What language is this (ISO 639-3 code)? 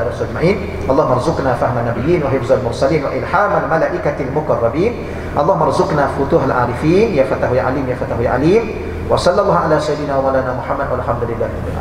msa